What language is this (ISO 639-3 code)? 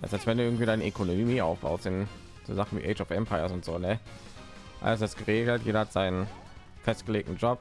deu